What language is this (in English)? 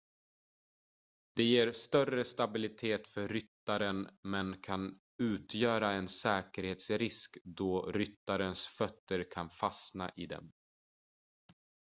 Swedish